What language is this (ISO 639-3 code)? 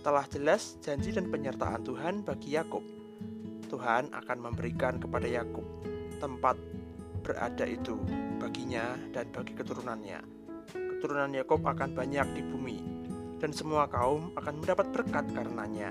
ind